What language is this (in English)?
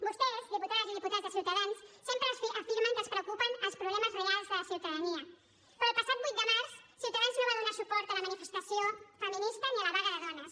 Catalan